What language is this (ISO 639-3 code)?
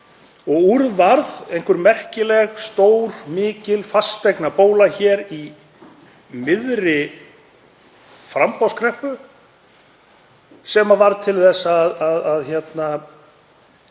isl